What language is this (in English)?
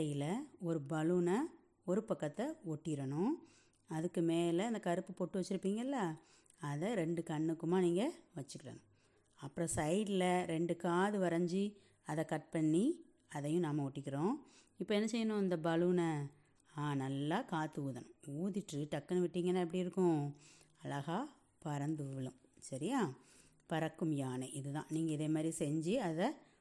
Tamil